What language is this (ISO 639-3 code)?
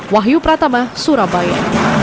ind